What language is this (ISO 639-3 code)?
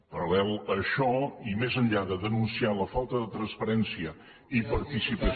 cat